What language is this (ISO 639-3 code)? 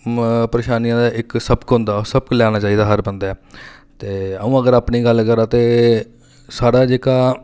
doi